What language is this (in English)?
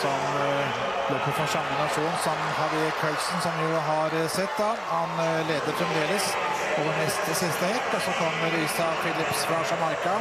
Norwegian